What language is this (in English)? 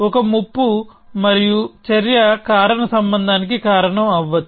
Telugu